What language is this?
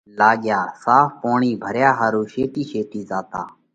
Parkari Koli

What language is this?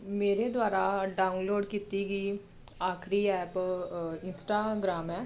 Punjabi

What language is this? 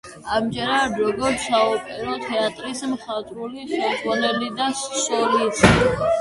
Georgian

